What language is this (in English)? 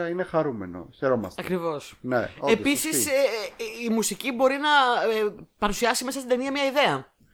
Greek